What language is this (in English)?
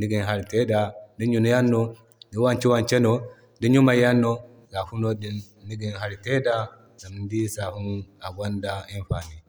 Zarma